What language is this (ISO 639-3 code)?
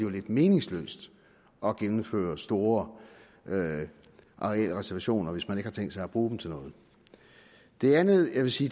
dan